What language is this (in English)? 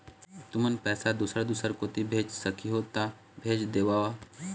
Chhattisgarhi